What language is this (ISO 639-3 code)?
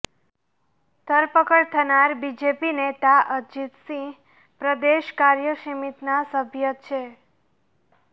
guj